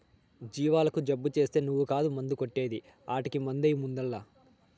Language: Telugu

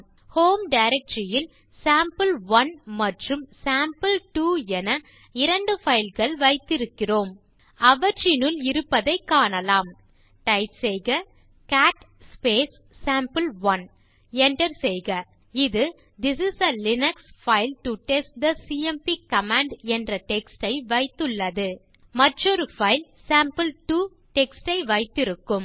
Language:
Tamil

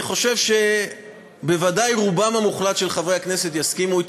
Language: Hebrew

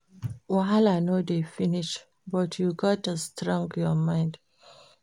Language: Nigerian Pidgin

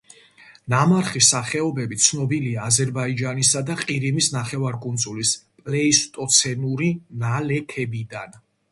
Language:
Georgian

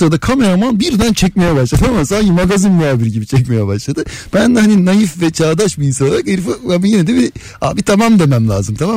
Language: Turkish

